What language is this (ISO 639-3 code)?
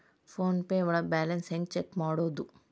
kan